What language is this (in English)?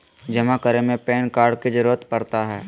Magahi